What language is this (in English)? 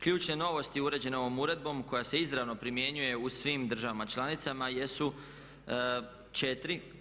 Croatian